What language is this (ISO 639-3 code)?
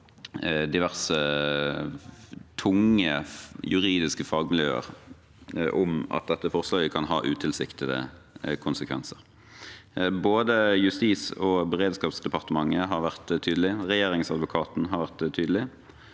nor